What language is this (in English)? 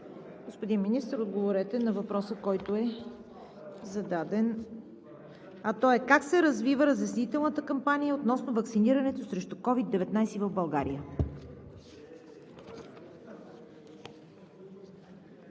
Bulgarian